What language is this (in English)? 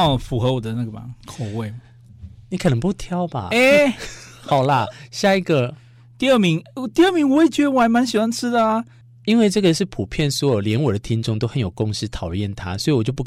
Chinese